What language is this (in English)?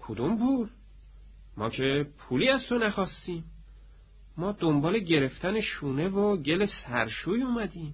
Persian